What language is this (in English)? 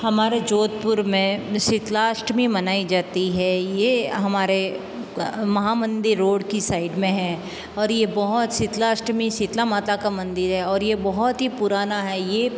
Hindi